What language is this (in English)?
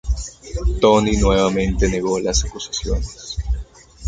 Spanish